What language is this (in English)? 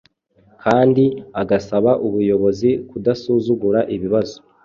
Kinyarwanda